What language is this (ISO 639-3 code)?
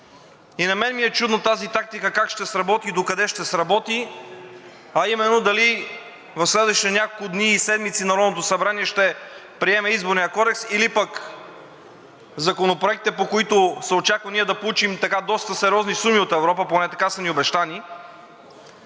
bul